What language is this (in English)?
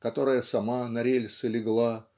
Russian